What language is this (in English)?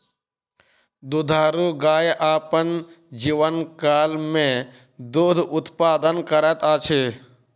Maithili